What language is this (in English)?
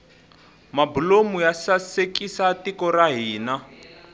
Tsonga